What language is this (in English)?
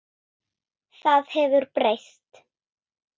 Icelandic